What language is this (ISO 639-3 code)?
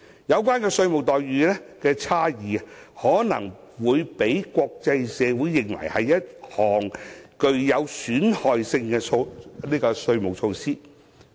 yue